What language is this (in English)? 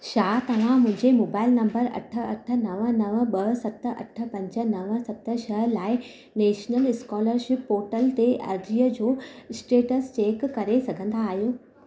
Sindhi